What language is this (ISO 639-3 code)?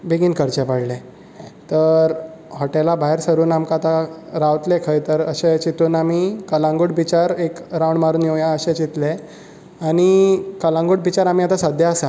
kok